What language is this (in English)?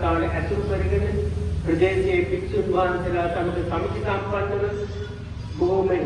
Sinhala